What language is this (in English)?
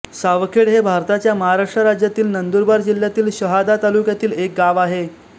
Marathi